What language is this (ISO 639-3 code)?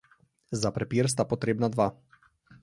slv